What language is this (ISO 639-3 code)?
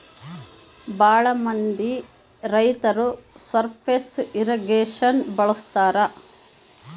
kan